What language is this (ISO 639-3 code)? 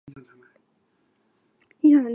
zho